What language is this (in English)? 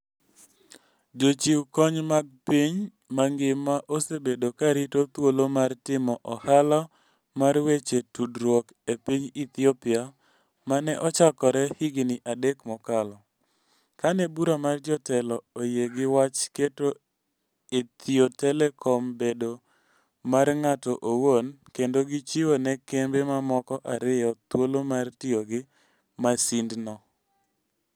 Luo (Kenya and Tanzania)